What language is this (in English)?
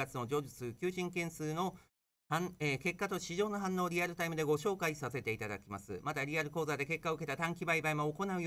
Japanese